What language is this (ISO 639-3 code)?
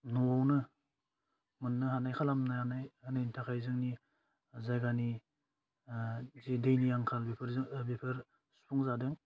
brx